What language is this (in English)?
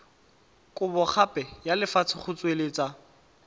Tswana